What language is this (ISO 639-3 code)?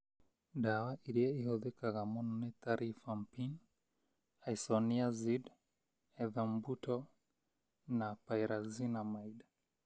kik